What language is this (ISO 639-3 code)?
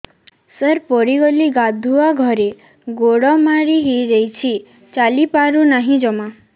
ori